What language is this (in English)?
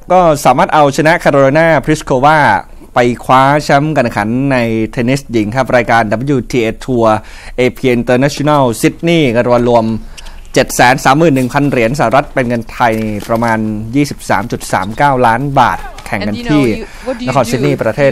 Thai